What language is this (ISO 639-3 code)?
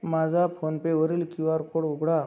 mar